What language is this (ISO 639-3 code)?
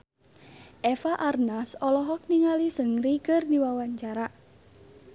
sun